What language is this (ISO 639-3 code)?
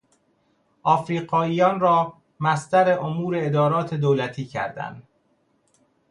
fas